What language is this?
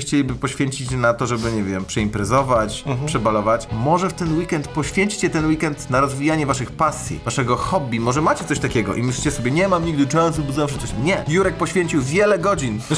Polish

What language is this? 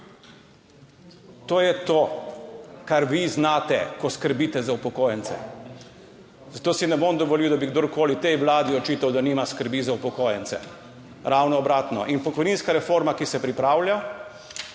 Slovenian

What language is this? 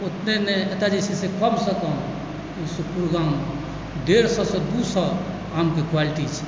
Maithili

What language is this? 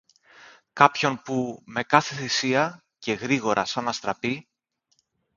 Greek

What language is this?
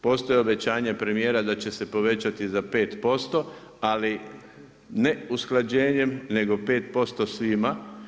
Croatian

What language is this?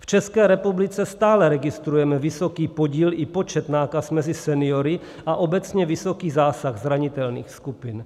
Czech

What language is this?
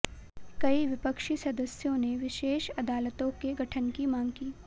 Hindi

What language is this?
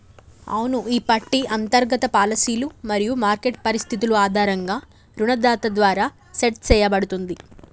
Telugu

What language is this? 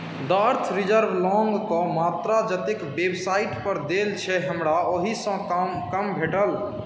Maithili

